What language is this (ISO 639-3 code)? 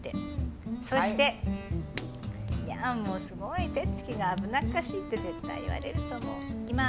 jpn